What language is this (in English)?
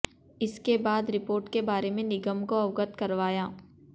Hindi